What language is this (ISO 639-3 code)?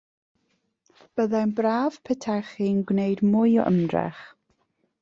cym